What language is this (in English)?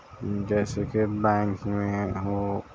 Urdu